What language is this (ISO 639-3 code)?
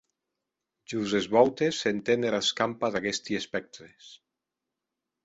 oci